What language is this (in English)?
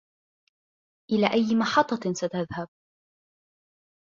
Arabic